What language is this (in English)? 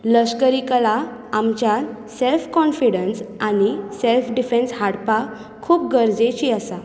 Konkani